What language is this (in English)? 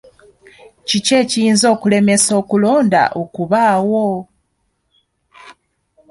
Ganda